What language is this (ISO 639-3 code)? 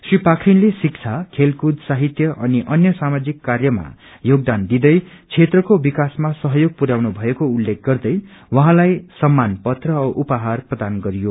nep